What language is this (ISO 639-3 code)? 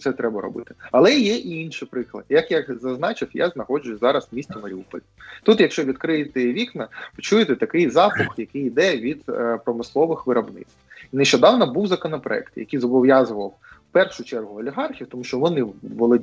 ukr